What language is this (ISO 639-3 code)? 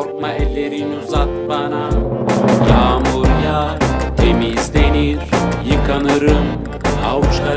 tur